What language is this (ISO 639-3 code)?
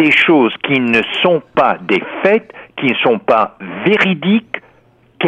fra